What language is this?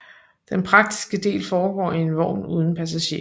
Danish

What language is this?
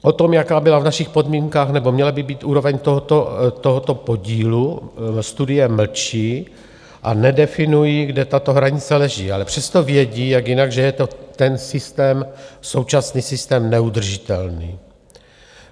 Czech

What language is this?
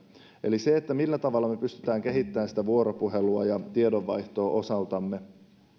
Finnish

